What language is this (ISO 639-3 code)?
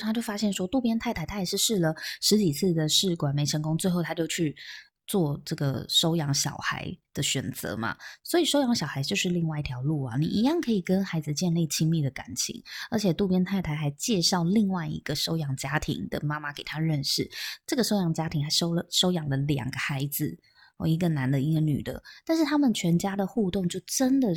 zho